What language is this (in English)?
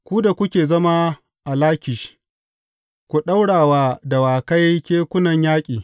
Hausa